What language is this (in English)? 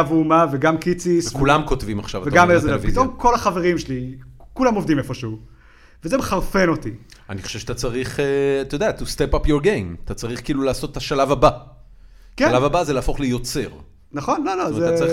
Hebrew